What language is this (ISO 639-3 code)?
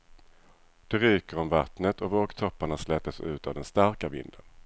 swe